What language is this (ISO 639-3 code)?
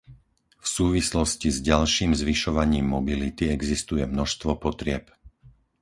slk